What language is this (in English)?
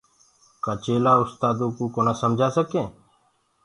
Gurgula